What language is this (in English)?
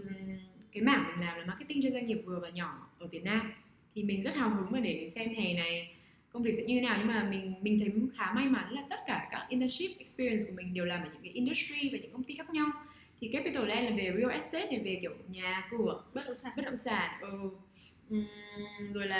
Vietnamese